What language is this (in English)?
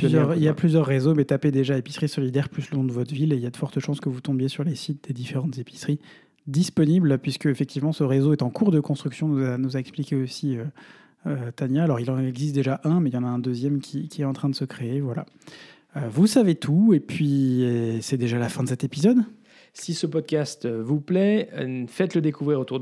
French